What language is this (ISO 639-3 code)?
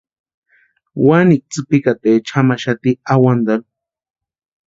pua